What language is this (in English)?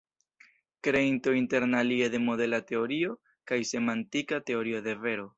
Esperanto